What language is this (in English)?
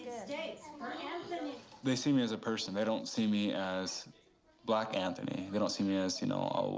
English